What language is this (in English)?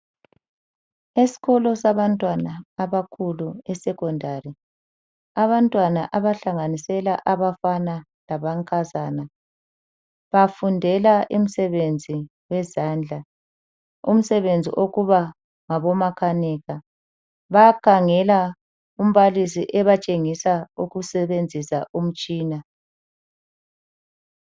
North Ndebele